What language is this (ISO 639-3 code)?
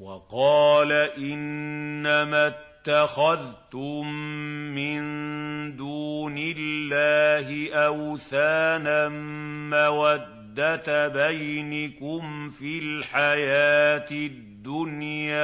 ara